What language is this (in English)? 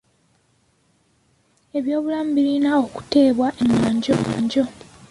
Ganda